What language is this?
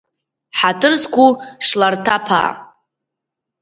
Abkhazian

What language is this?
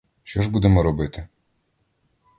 Ukrainian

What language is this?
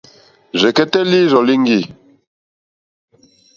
Mokpwe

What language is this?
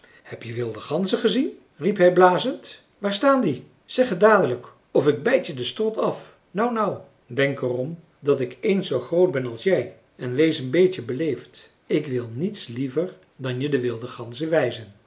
Dutch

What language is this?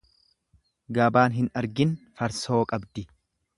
Oromo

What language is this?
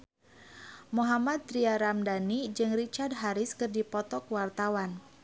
Sundanese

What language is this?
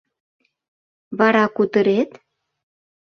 Mari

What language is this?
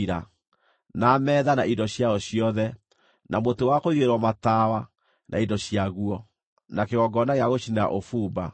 Kikuyu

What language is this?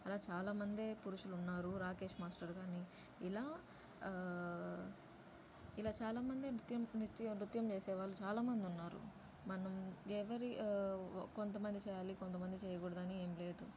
Telugu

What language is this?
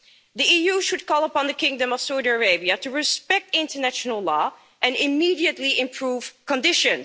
English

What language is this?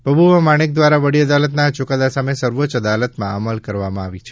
Gujarati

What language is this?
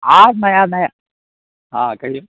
Maithili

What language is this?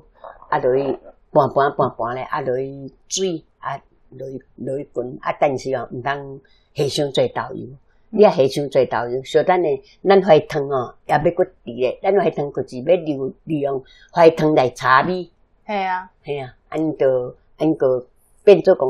Chinese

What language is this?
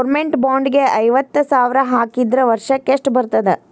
Kannada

